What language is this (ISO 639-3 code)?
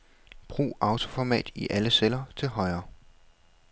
dan